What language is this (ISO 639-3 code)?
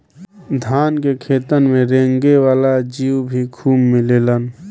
bho